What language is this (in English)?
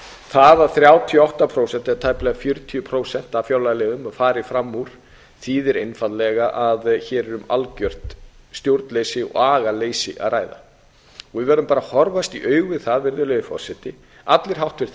Icelandic